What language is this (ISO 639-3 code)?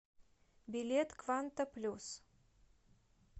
rus